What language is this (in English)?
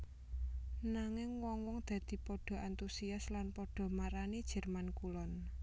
Javanese